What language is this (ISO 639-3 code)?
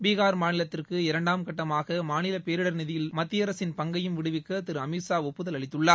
tam